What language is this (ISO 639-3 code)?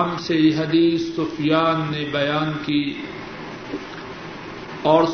urd